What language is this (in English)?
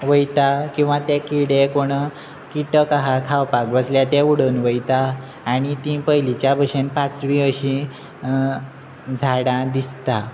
Konkani